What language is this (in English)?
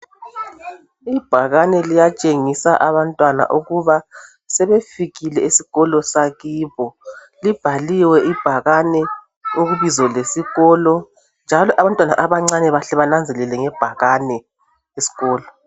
North Ndebele